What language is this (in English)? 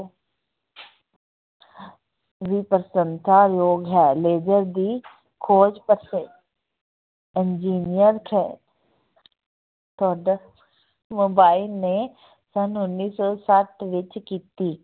Punjabi